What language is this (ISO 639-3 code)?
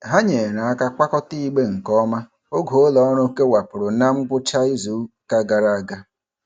ibo